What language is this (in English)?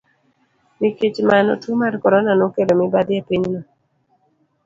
Luo (Kenya and Tanzania)